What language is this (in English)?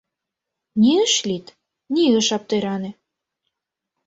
Mari